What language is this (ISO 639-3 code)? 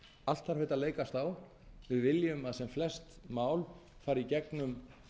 isl